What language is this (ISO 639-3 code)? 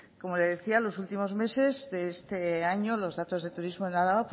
spa